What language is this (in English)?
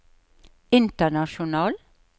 Norwegian